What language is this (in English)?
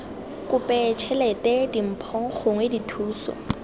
Tswana